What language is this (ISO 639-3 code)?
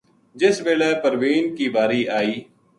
gju